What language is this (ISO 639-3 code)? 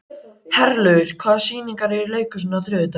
isl